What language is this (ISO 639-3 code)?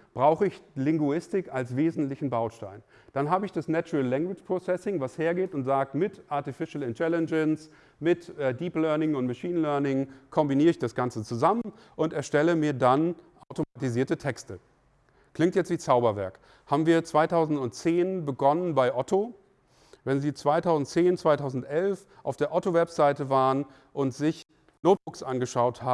deu